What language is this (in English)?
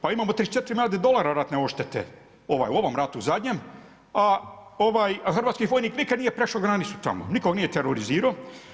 Croatian